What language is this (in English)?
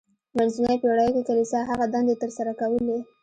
Pashto